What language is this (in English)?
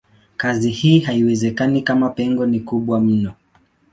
Swahili